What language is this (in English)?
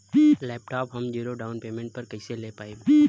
Bhojpuri